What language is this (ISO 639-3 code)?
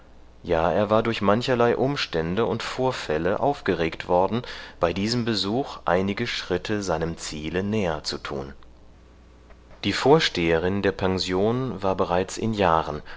deu